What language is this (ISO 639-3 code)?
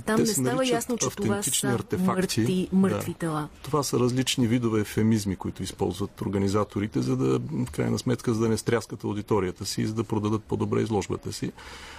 bul